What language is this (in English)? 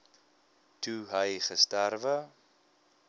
Afrikaans